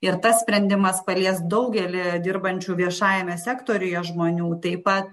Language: Lithuanian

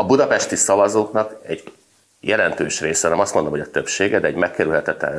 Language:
Hungarian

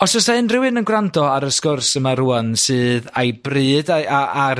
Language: Welsh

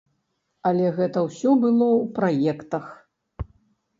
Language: Belarusian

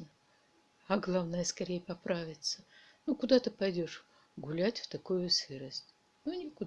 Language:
Russian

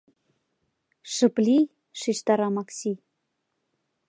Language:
Mari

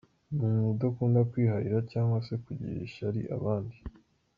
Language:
Kinyarwanda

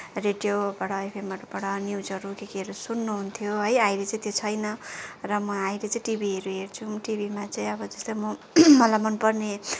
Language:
Nepali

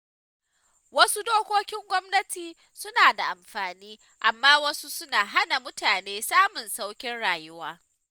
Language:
Hausa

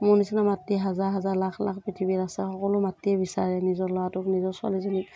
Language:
Assamese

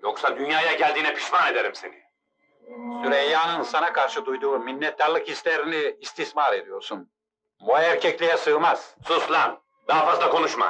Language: Turkish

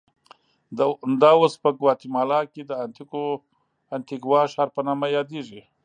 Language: Pashto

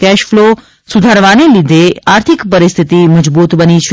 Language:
Gujarati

